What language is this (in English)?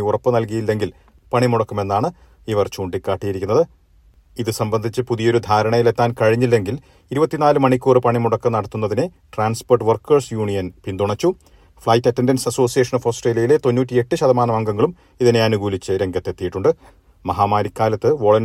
Malayalam